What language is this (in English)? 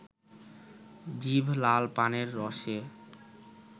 Bangla